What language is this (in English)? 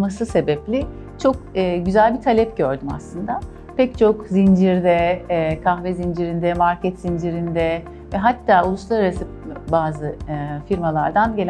Turkish